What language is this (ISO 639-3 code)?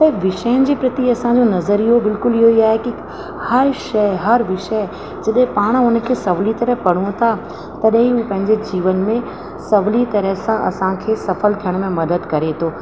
snd